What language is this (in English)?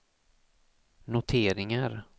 Swedish